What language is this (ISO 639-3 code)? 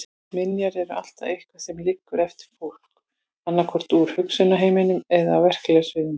isl